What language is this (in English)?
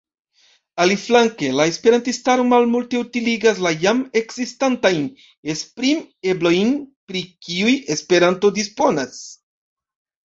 Esperanto